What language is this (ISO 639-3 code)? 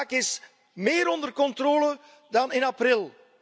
nld